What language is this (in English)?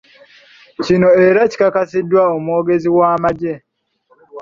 Ganda